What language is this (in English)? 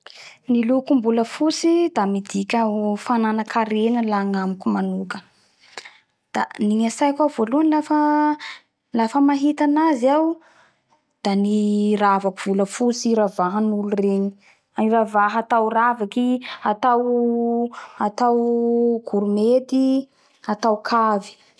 Bara Malagasy